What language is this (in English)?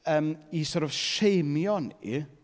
Welsh